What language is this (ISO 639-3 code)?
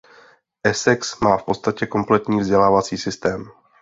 ces